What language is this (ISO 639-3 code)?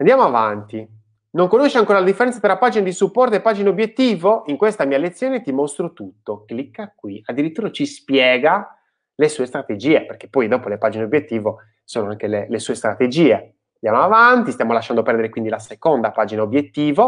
ita